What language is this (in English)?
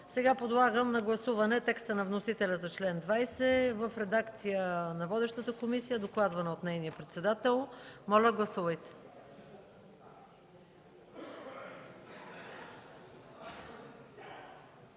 Bulgarian